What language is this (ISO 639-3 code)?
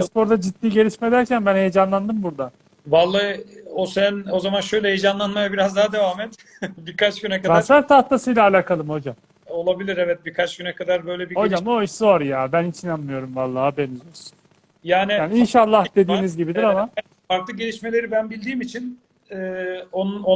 tur